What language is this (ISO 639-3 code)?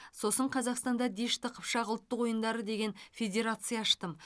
kaz